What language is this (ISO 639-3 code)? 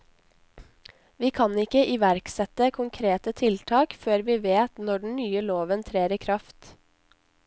nor